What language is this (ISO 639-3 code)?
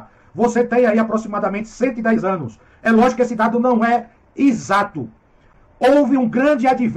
por